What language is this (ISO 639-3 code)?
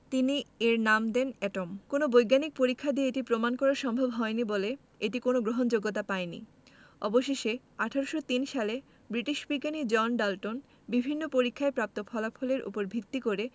ben